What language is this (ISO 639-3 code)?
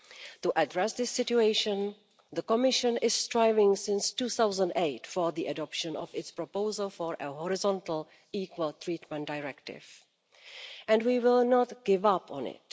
eng